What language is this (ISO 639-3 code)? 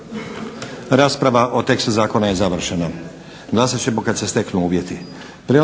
hrv